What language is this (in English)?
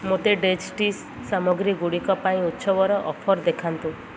Odia